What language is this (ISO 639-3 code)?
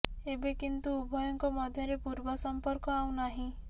ori